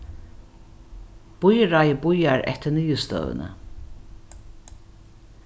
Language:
Faroese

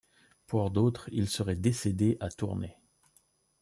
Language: French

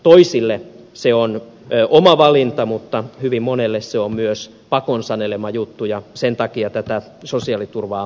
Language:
Finnish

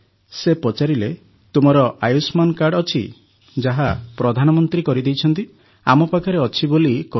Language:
Odia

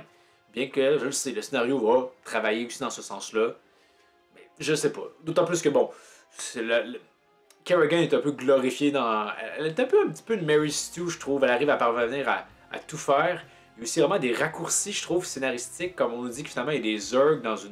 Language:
French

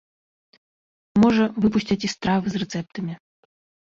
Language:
Belarusian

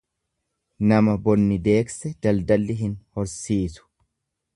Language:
Oromo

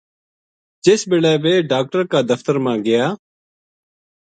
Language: Gujari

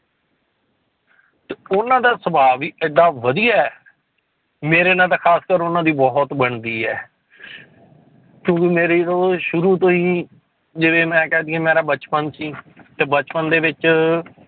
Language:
Punjabi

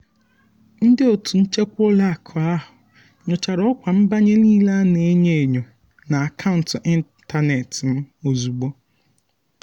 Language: Igbo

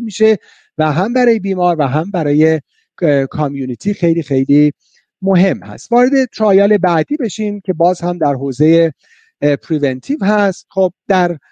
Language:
Persian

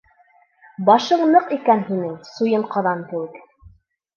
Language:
Bashkir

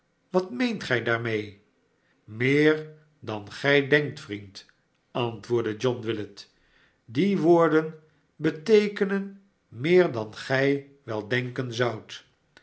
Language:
Dutch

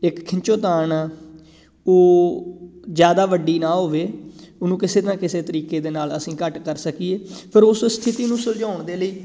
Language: Punjabi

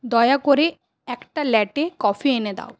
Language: Bangla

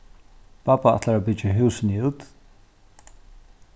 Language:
Faroese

